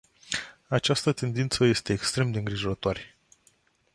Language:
Romanian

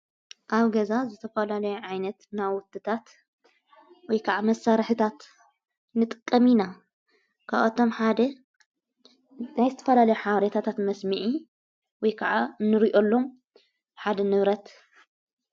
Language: Tigrinya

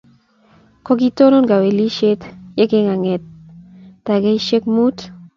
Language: Kalenjin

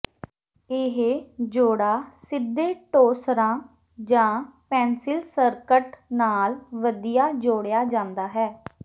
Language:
Punjabi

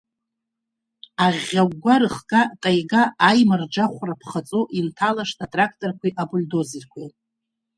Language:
Abkhazian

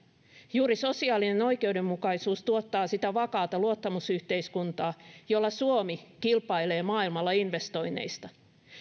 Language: Finnish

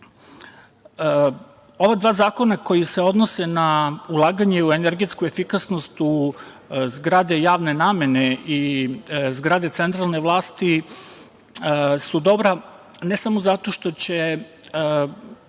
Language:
Serbian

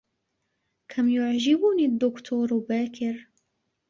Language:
Arabic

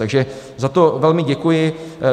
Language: Czech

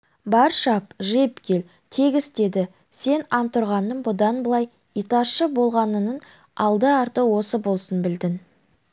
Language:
Kazakh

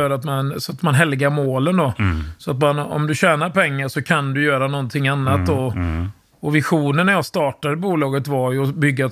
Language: Swedish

